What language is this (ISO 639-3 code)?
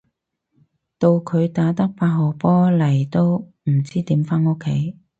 yue